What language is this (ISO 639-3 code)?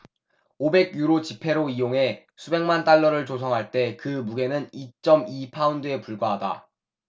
kor